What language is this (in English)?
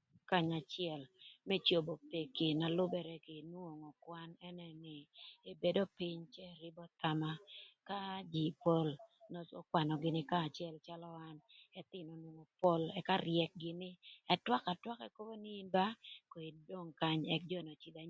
Thur